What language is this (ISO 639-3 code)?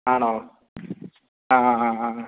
mal